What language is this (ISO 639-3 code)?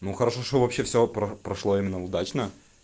rus